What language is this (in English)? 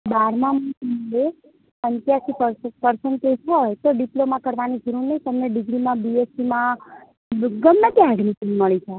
Gujarati